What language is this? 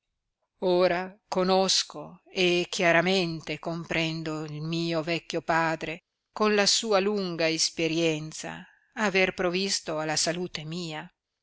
Italian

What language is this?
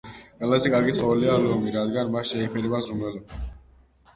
Georgian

